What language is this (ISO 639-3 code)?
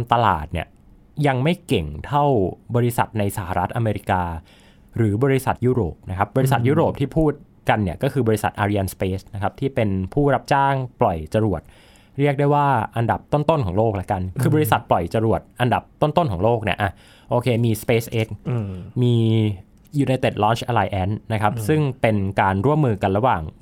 tha